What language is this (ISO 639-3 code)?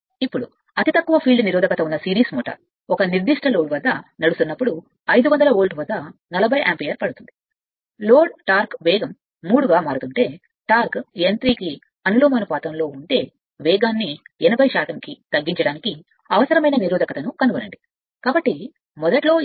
tel